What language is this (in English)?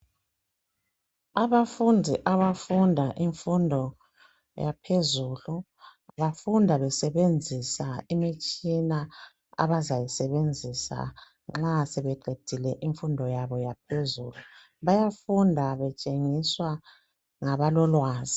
North Ndebele